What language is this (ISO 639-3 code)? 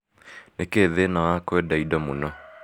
kik